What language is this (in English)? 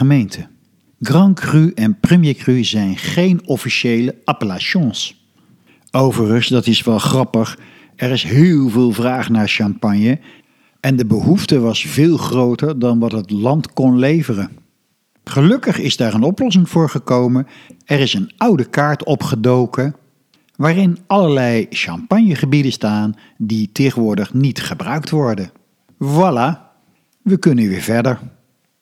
Dutch